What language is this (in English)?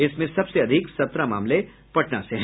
Hindi